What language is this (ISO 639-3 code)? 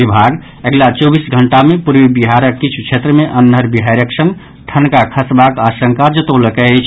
mai